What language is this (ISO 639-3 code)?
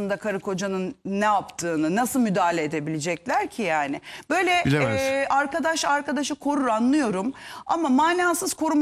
tur